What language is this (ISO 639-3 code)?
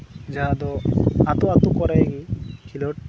sat